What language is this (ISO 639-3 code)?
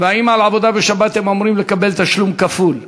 heb